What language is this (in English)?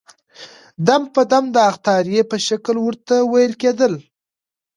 Pashto